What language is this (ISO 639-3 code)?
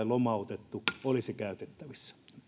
fin